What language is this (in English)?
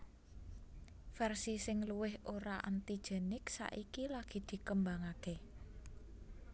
Javanese